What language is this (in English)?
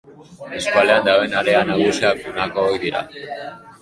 Basque